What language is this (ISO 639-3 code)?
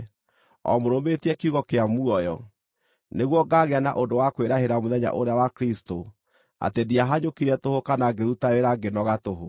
kik